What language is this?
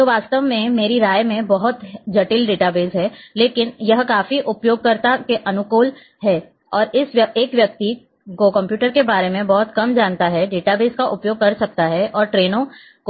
Hindi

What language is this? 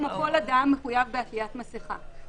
Hebrew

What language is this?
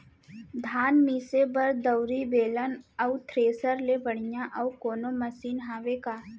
Chhattisgarhi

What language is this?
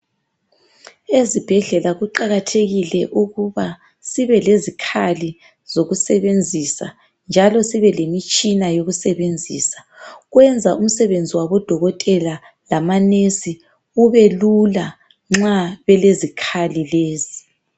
North Ndebele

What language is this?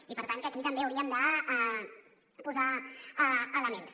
Catalan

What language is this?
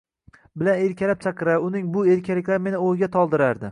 Uzbek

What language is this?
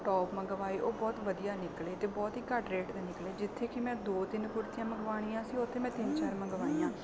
Punjabi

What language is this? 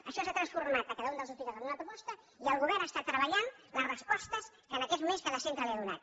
Catalan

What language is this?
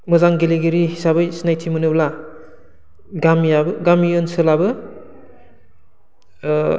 Bodo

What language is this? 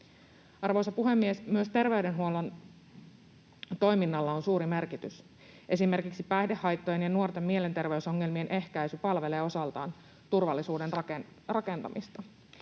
Finnish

